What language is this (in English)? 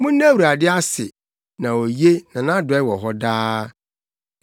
Akan